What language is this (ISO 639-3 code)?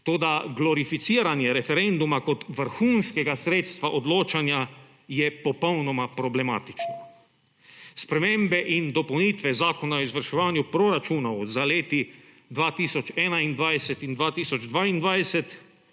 slv